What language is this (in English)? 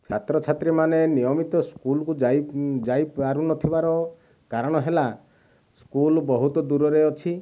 Odia